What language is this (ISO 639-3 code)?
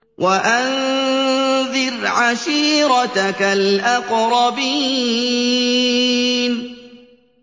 ara